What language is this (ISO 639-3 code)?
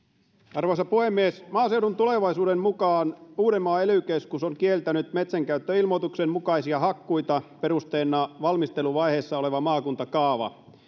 fin